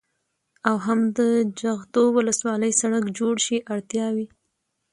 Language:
Pashto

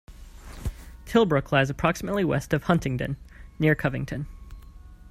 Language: English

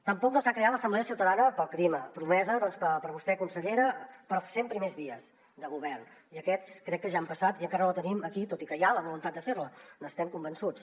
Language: Catalan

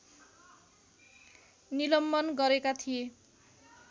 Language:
Nepali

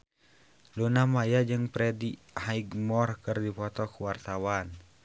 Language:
Sundanese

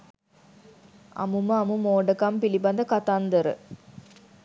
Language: Sinhala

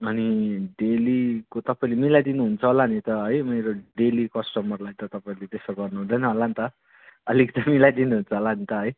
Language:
Nepali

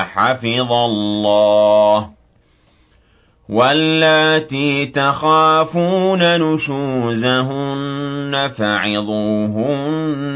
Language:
Arabic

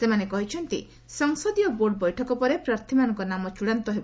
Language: Odia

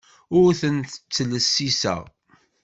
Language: Kabyle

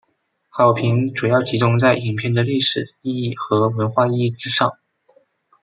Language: Chinese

